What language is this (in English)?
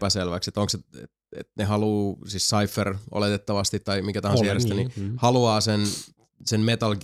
Finnish